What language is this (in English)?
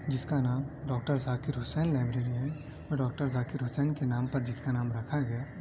Urdu